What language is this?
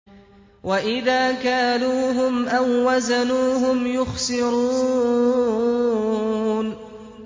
Arabic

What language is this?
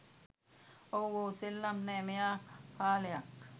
Sinhala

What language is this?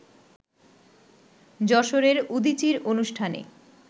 Bangla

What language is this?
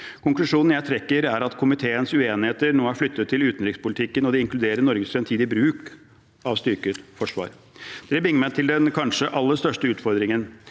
Norwegian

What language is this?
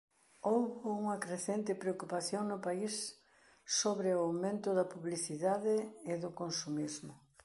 Galician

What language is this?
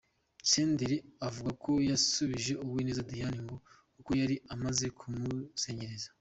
Kinyarwanda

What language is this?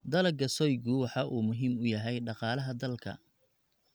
Somali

